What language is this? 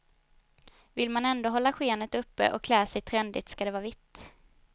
Swedish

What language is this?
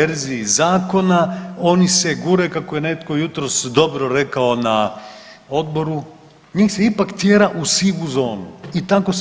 Croatian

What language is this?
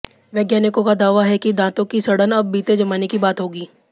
Hindi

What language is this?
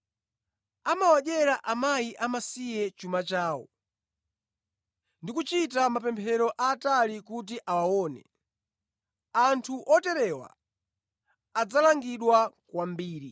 Nyanja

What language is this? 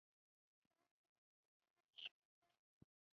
Chinese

